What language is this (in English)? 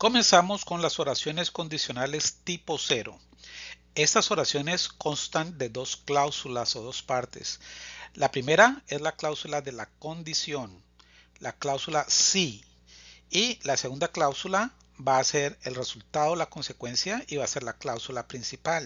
Spanish